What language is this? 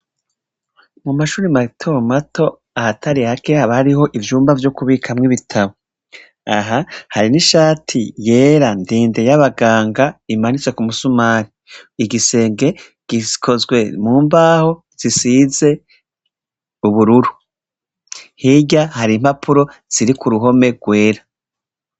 Rundi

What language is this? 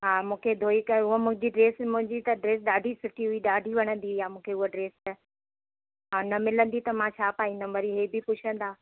Sindhi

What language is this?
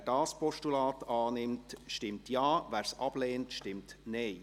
Swiss German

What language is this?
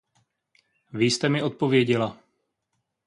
Czech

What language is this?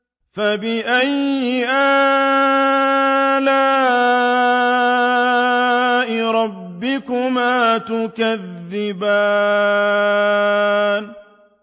Arabic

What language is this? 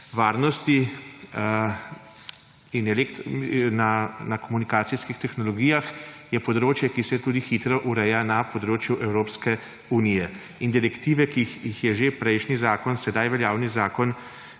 Slovenian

